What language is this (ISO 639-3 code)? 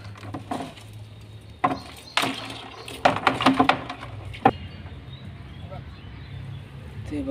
hin